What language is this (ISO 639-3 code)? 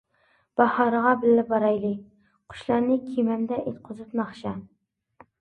uig